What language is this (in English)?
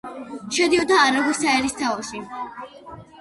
Georgian